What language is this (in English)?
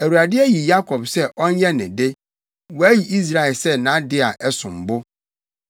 Akan